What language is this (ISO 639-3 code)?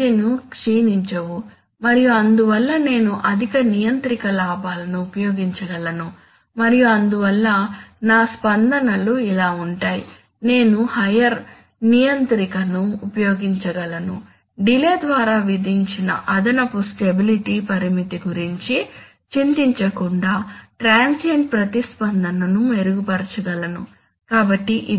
tel